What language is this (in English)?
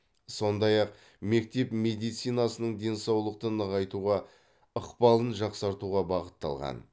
Kazakh